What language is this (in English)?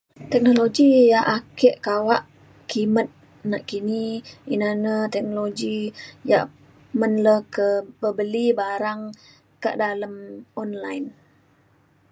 Mainstream Kenyah